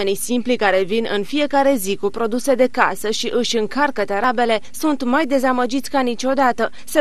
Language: Romanian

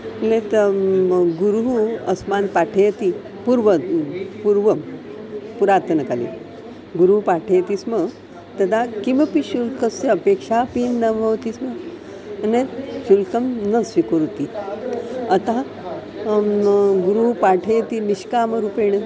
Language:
Sanskrit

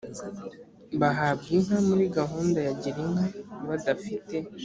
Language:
Kinyarwanda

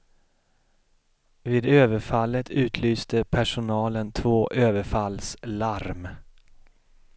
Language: Swedish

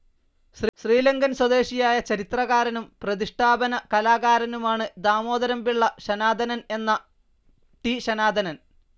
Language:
Malayalam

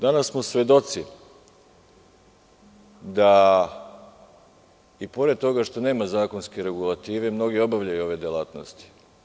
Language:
Serbian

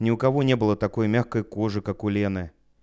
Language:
Russian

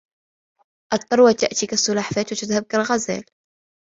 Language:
Arabic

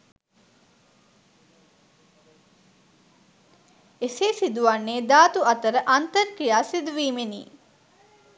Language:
Sinhala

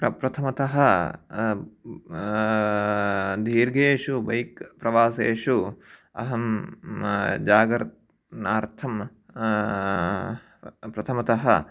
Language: Sanskrit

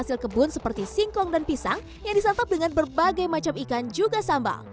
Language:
Indonesian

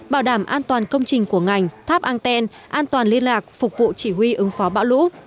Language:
Vietnamese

